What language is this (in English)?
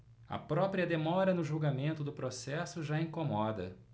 Portuguese